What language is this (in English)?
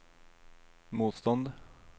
Swedish